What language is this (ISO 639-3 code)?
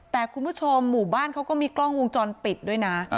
tha